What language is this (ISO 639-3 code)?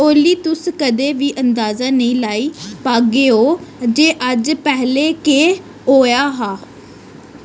doi